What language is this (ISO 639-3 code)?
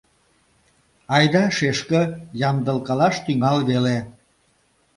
chm